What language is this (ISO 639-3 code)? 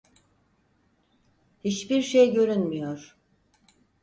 tur